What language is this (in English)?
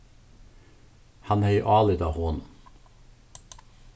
Faroese